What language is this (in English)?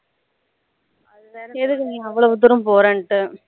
Tamil